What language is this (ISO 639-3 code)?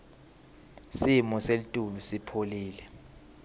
ssw